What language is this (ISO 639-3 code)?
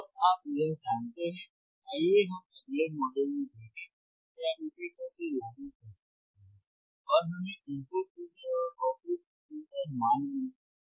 hin